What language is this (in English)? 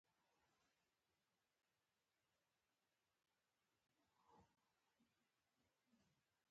Pashto